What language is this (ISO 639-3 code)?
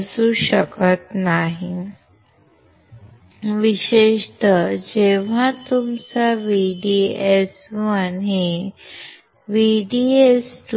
mar